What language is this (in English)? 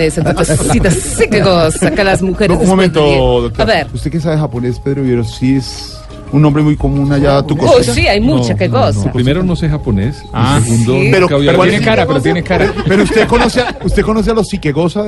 Spanish